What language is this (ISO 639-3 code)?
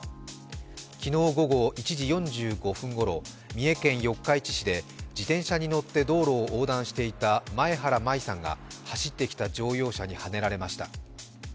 jpn